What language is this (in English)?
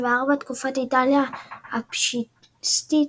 Hebrew